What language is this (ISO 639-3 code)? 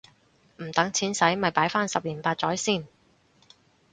yue